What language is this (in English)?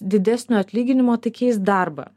Lithuanian